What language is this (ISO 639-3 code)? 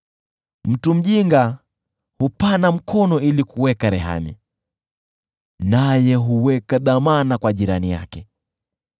swa